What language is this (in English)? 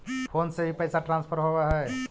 Magahi